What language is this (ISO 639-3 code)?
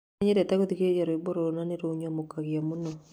kik